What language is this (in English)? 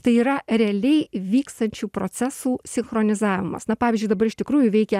Lithuanian